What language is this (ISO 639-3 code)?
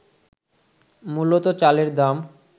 ben